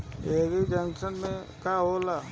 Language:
Bhojpuri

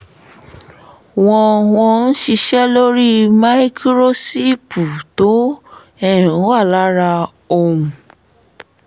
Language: Yoruba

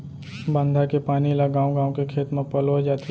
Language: Chhattisgarhi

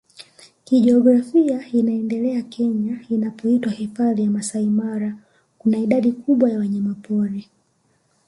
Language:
Swahili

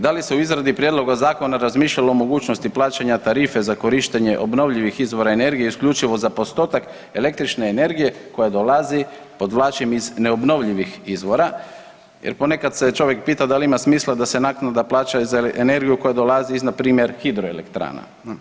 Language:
Croatian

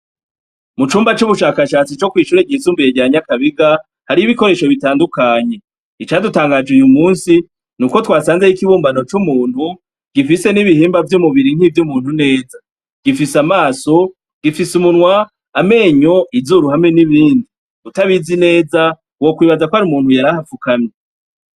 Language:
Rundi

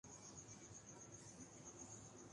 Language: Urdu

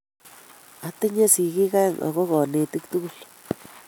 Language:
Kalenjin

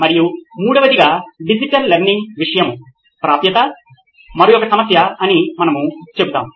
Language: Telugu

